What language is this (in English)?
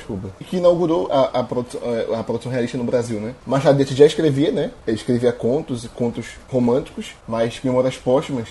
Portuguese